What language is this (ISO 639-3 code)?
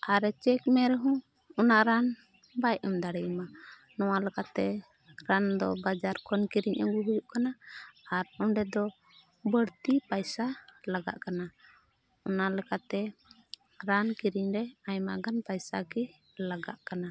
sat